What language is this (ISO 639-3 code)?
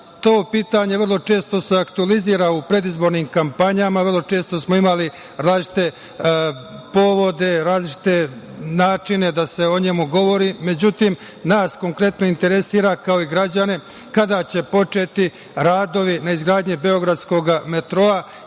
srp